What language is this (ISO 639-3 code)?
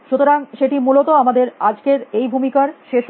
ben